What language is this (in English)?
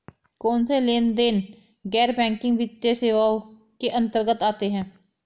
Hindi